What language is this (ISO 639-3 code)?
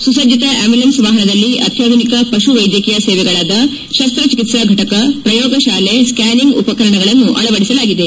kan